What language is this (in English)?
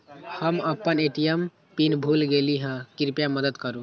Magahi